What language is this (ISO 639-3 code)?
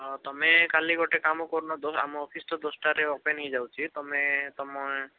ori